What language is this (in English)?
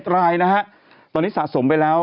Thai